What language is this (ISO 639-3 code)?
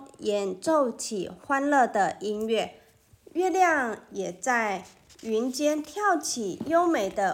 zho